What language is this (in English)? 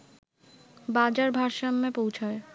Bangla